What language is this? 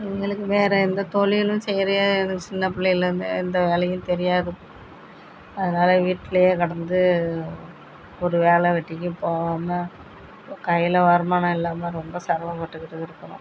Tamil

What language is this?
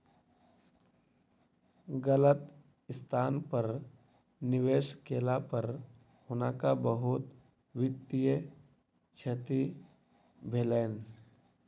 Maithili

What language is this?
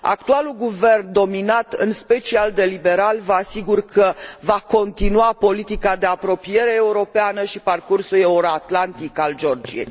Romanian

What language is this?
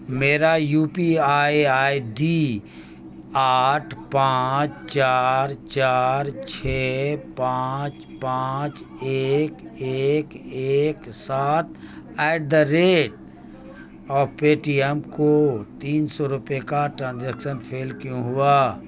Urdu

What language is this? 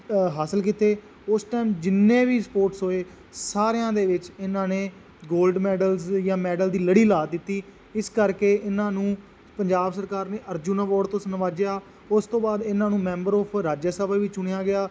Punjabi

